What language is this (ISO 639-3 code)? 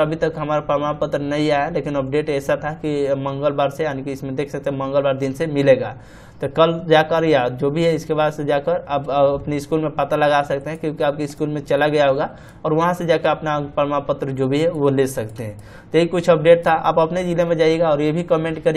hin